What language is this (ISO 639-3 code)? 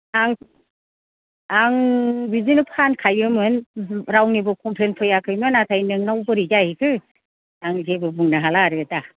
brx